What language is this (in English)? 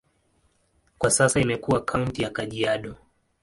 Swahili